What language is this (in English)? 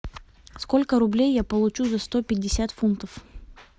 Russian